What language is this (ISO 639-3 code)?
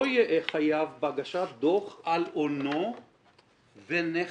heb